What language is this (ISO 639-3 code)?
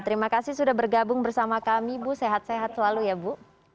ind